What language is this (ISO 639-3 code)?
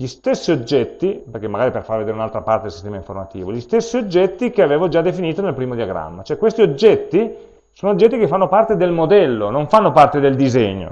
ita